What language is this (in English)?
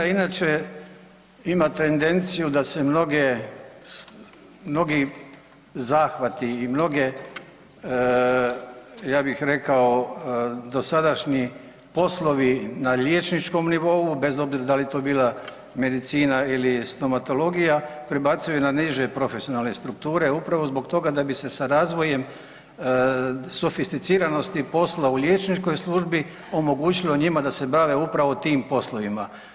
Croatian